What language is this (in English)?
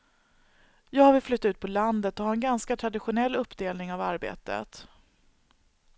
Swedish